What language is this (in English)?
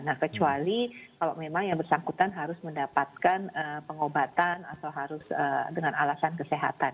Indonesian